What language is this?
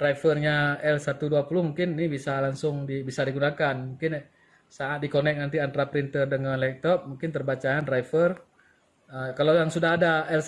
Indonesian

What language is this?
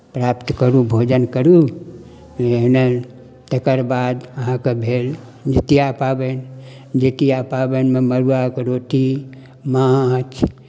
Maithili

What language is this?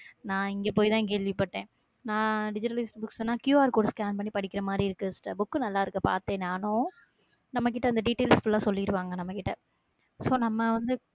Tamil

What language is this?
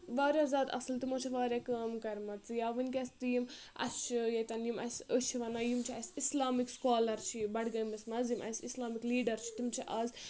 Kashmiri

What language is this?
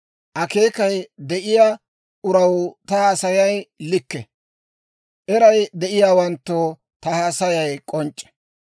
Dawro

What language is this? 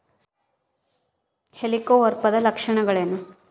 Kannada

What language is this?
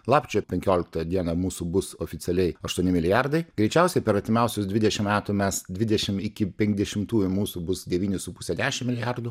Lithuanian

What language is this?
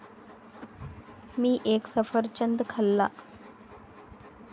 Marathi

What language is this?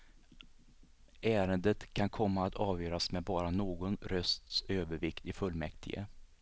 Swedish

